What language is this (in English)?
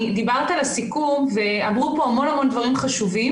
Hebrew